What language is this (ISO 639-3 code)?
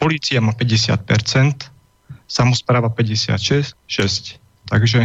slk